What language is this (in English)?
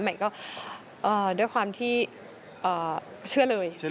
Thai